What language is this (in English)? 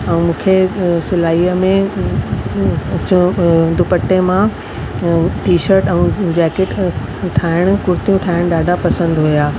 Sindhi